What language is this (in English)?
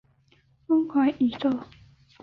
Chinese